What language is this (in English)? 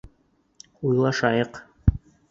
Bashkir